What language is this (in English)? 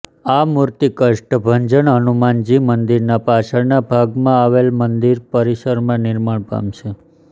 Gujarati